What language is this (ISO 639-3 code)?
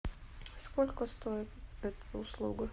rus